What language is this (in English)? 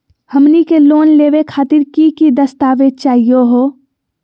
Magahi